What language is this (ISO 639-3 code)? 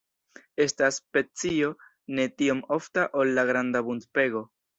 epo